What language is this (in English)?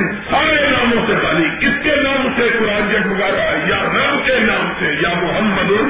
Urdu